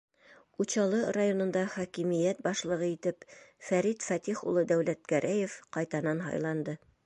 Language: Bashkir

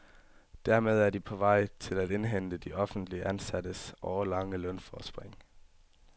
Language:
Danish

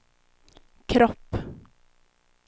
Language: Swedish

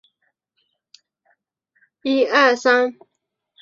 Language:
Chinese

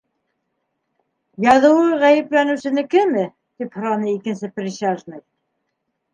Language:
Bashkir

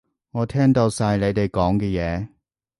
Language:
Cantonese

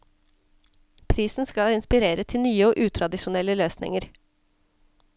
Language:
Norwegian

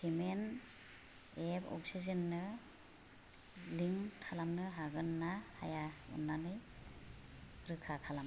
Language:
Bodo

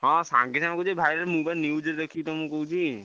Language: Odia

